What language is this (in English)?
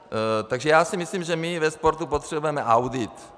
Czech